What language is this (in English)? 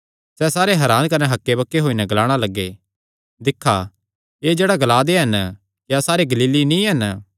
Kangri